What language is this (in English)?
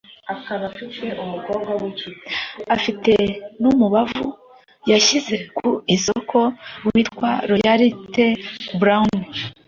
Kinyarwanda